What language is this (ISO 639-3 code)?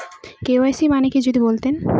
ben